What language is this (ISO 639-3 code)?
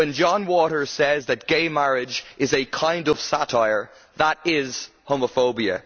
eng